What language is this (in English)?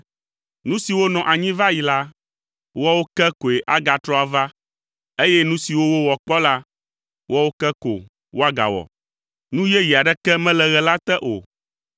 Ewe